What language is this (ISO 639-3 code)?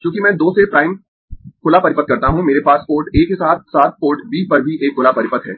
hin